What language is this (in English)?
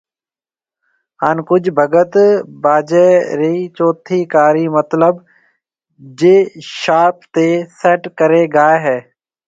Marwari (Pakistan)